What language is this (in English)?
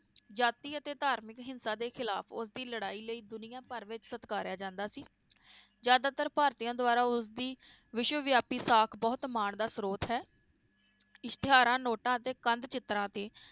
Punjabi